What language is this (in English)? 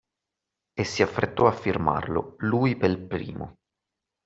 Italian